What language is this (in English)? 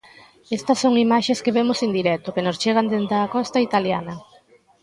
Galician